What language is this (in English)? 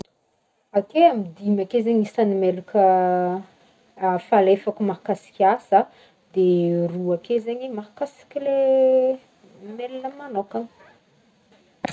Northern Betsimisaraka Malagasy